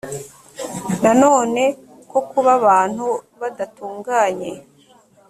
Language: Kinyarwanda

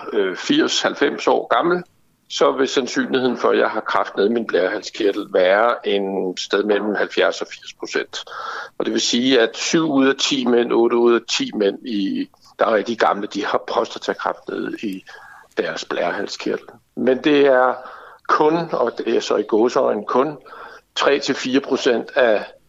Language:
Danish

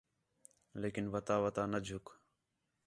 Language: Khetrani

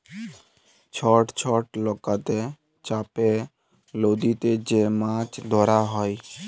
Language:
Bangla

